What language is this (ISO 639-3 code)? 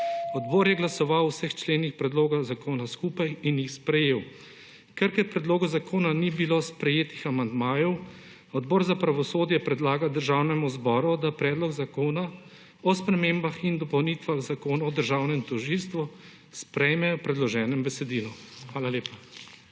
slv